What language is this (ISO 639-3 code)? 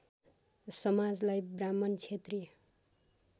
nep